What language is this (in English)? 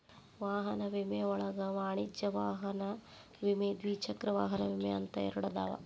Kannada